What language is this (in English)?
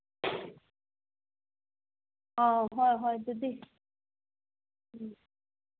Manipuri